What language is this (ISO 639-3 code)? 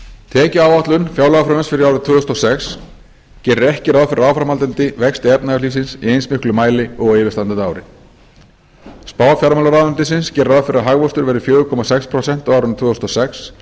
isl